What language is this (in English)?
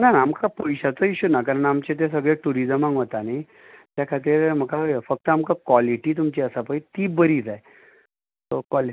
Konkani